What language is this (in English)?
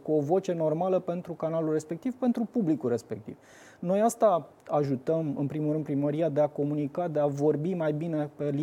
Romanian